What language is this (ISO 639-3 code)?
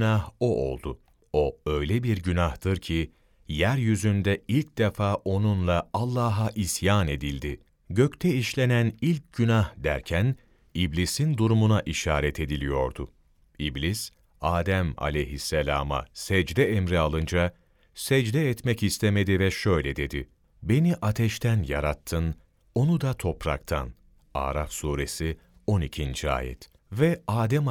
tur